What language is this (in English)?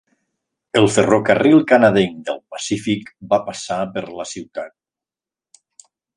Catalan